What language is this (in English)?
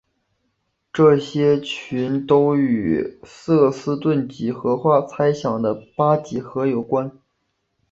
Chinese